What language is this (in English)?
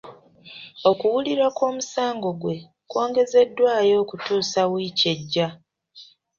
Ganda